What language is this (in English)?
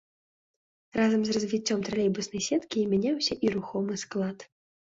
Belarusian